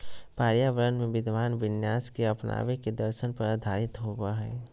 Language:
Magahi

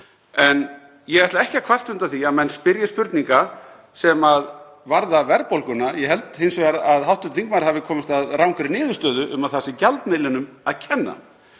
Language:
Icelandic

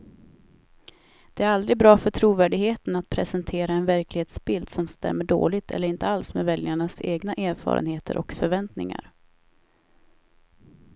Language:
Swedish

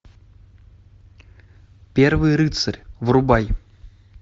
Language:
Russian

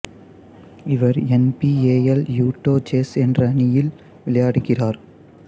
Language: Tamil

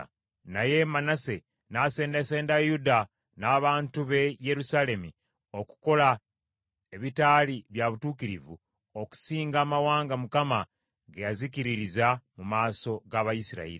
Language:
Ganda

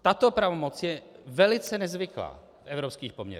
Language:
Czech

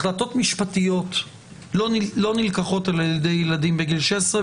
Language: Hebrew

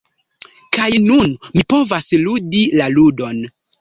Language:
Esperanto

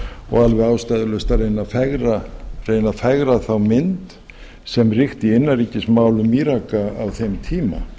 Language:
Icelandic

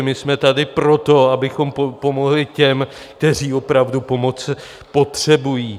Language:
Czech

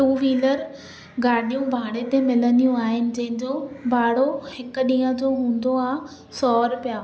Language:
Sindhi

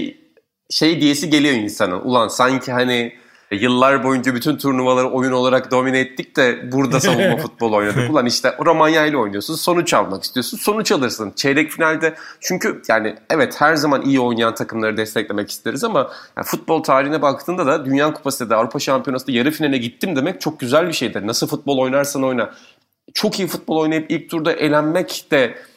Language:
Turkish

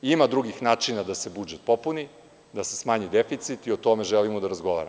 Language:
Serbian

